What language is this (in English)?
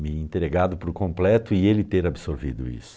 Portuguese